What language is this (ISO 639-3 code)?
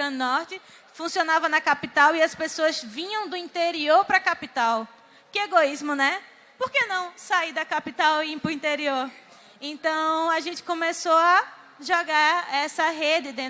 por